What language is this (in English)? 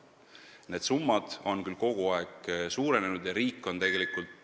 Estonian